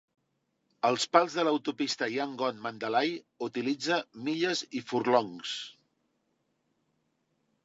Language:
Catalan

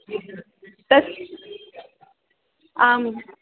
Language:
Sanskrit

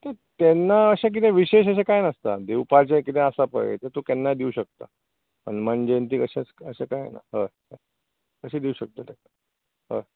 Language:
Konkani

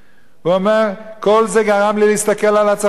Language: Hebrew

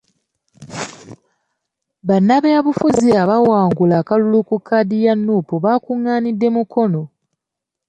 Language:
Ganda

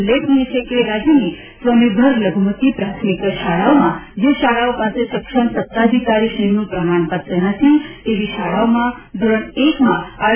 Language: Gujarati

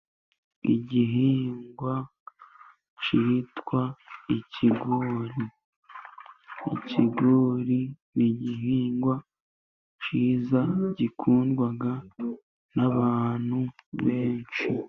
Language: Kinyarwanda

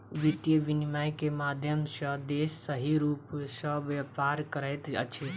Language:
Maithili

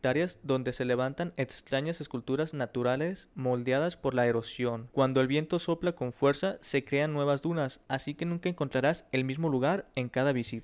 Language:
Spanish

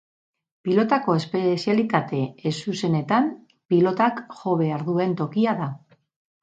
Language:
Basque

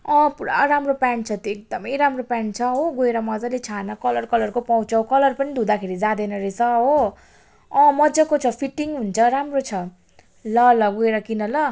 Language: Nepali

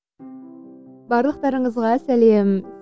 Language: Kazakh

